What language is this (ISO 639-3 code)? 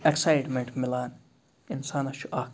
kas